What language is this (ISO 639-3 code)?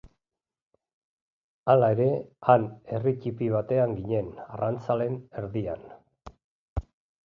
eus